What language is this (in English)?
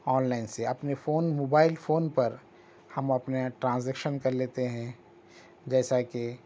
Urdu